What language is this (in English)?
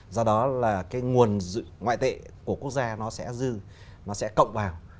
Vietnamese